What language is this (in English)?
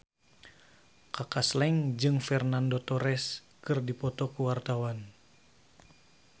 Sundanese